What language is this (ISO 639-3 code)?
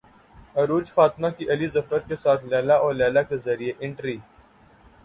urd